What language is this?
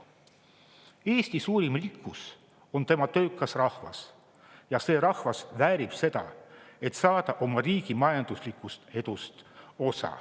Estonian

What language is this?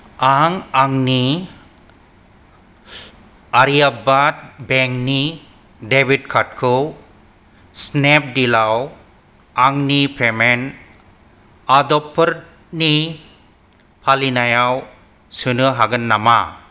Bodo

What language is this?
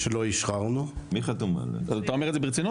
Hebrew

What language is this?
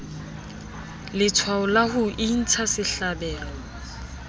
Southern Sotho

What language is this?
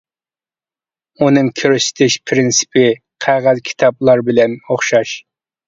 Uyghur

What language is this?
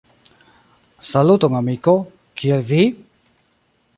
Esperanto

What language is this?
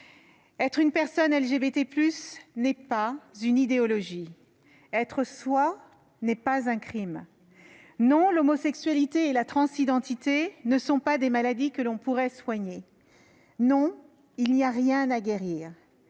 French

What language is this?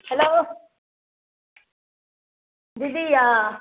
Maithili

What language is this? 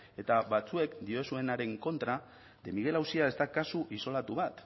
Basque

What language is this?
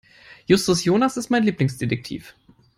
English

